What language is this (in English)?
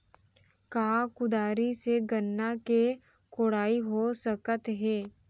Chhattisgarhi